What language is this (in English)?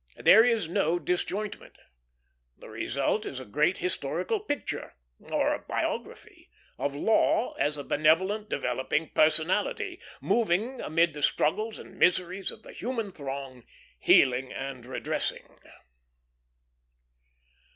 English